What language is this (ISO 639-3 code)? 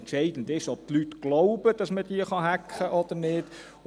gsw